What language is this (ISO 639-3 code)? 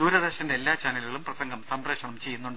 mal